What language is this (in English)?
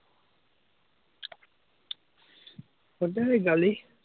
Assamese